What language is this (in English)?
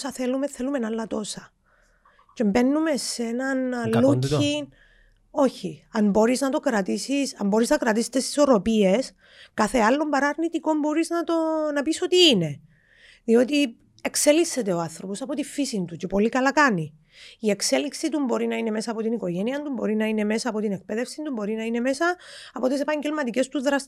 Greek